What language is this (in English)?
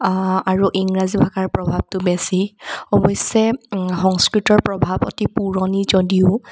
Assamese